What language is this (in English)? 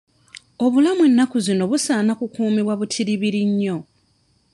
Ganda